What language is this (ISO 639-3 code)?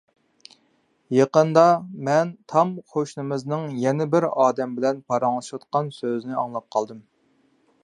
uig